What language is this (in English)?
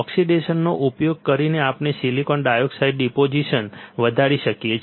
Gujarati